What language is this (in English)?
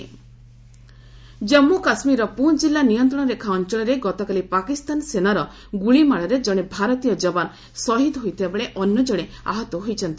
Odia